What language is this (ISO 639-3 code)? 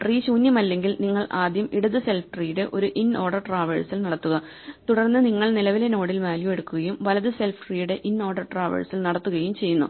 mal